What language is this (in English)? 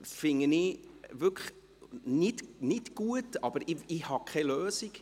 Swiss German